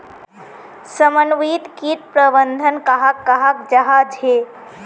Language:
Magahi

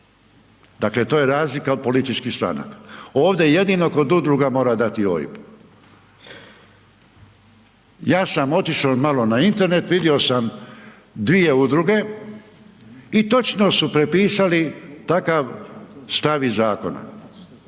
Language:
Croatian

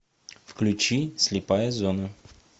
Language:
Russian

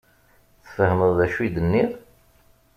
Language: Kabyle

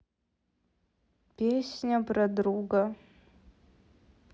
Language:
Russian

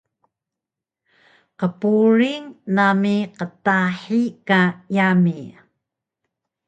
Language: Taroko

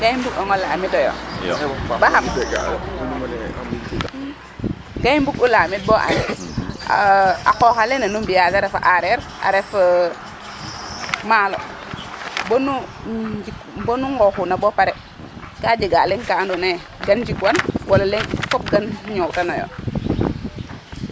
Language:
Serer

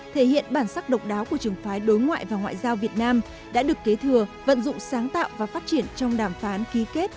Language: Vietnamese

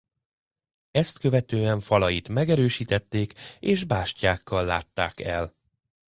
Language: Hungarian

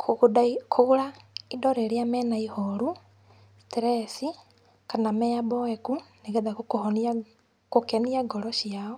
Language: Kikuyu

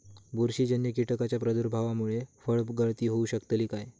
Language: Marathi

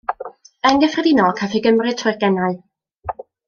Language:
Welsh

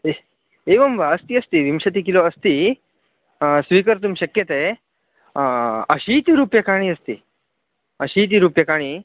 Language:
Sanskrit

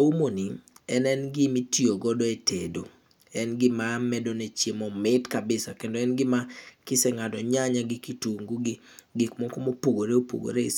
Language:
Luo (Kenya and Tanzania)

